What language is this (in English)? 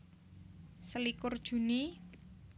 Javanese